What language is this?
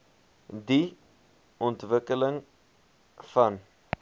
Afrikaans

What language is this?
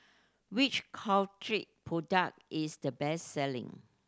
English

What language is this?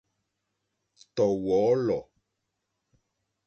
Mokpwe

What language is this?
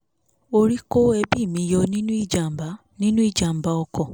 Yoruba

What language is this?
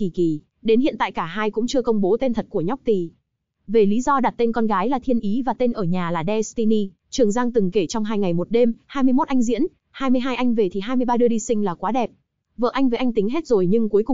Vietnamese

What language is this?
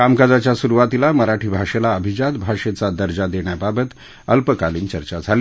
Marathi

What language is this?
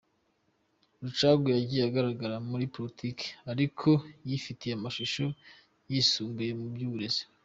Kinyarwanda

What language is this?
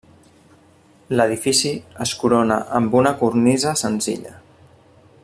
Catalan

